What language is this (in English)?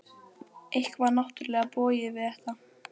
Icelandic